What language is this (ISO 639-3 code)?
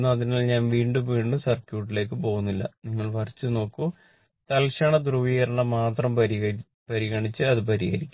mal